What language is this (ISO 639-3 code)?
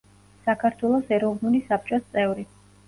kat